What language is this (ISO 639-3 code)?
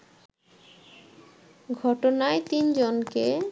ben